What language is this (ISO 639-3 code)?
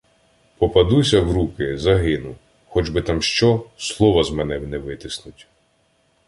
ukr